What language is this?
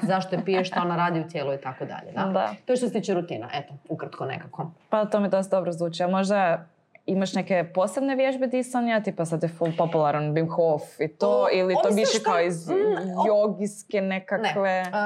Croatian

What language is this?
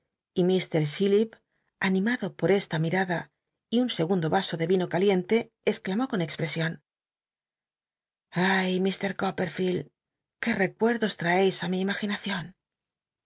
Spanish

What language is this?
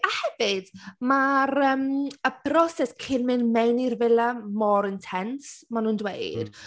Welsh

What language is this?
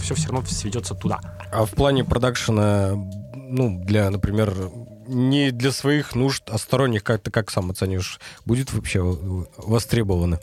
Russian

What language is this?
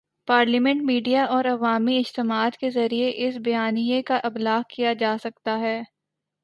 Urdu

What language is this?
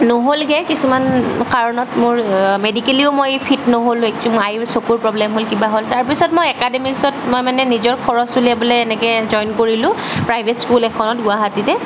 Assamese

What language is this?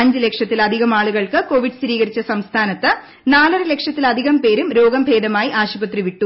Malayalam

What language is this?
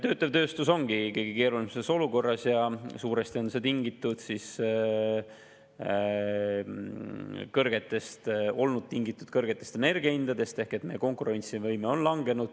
Estonian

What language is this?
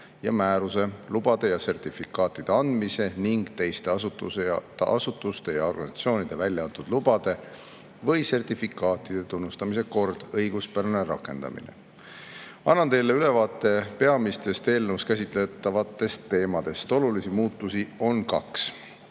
Estonian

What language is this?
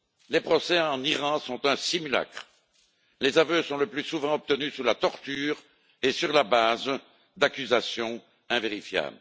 French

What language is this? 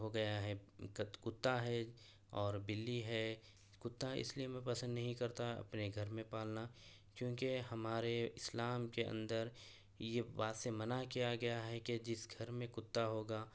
Urdu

